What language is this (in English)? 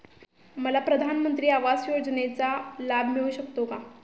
Marathi